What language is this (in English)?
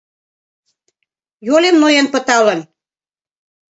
Mari